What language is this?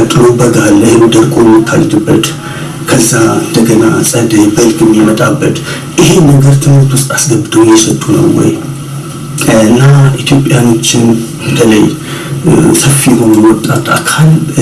Amharic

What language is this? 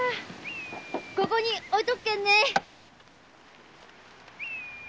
Japanese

